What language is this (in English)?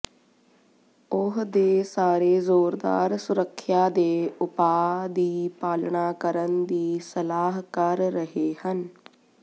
Punjabi